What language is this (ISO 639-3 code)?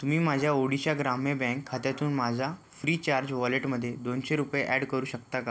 mar